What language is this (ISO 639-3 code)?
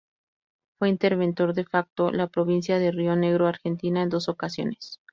spa